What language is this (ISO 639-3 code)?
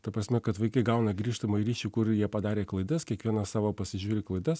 lit